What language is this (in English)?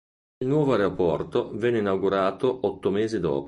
Italian